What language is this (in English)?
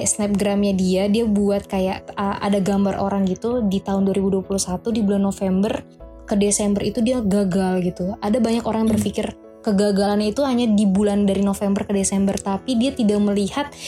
Indonesian